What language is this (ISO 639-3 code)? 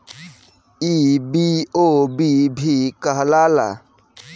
bho